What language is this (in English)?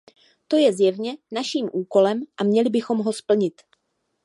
Czech